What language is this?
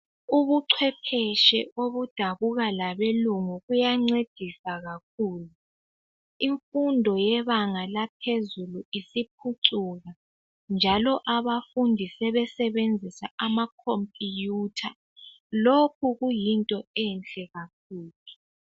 North Ndebele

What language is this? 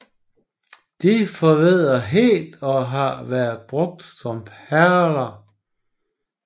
Danish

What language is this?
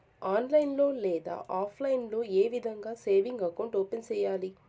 Telugu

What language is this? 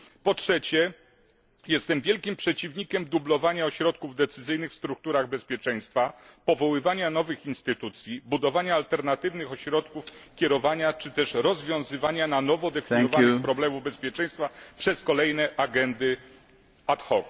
Polish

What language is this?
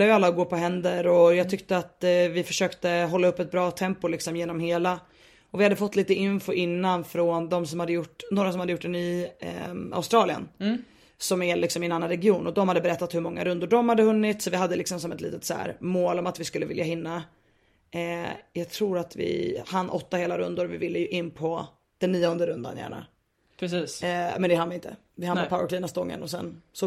Swedish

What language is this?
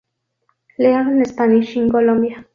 Spanish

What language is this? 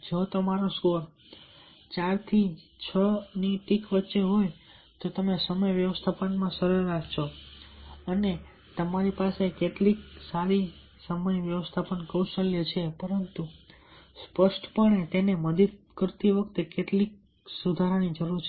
Gujarati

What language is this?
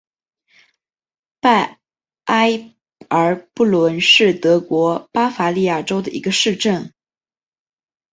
Chinese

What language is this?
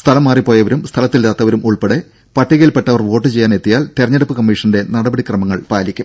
Malayalam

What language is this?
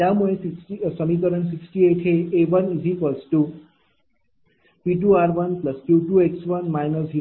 Marathi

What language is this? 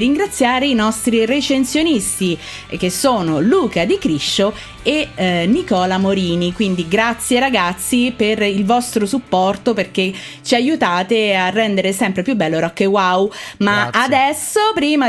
Italian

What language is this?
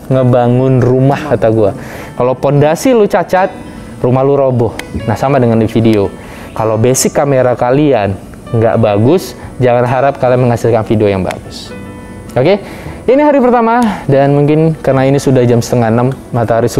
Indonesian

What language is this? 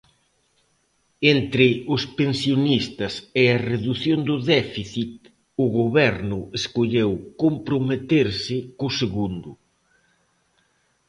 Galician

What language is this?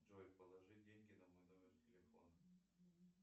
Russian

